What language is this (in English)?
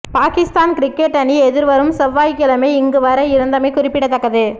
Tamil